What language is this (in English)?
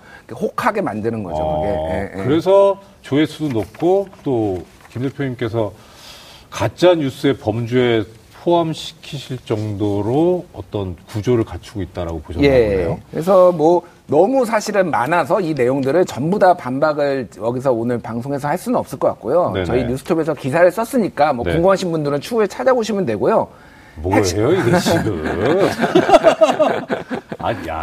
Korean